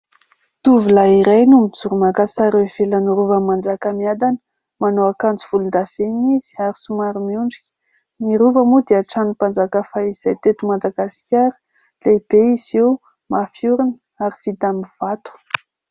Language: Malagasy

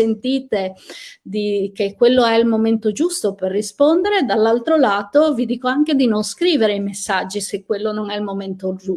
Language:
Italian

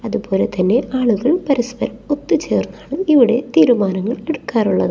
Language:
Malayalam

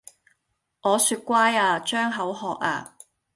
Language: Cantonese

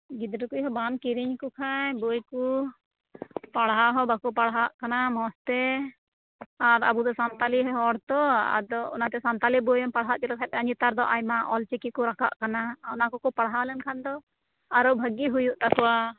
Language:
Santali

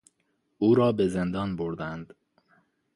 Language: Persian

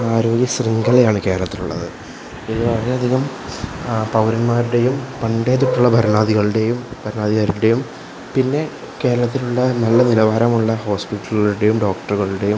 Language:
Malayalam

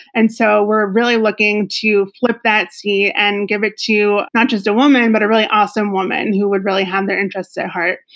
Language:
English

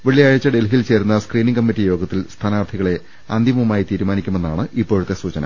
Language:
Malayalam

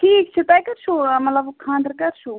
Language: Kashmiri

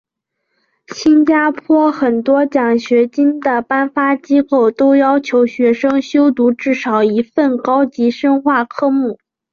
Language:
Chinese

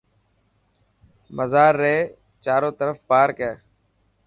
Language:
Dhatki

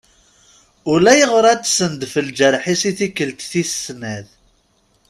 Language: Kabyle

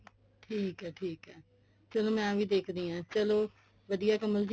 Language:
Punjabi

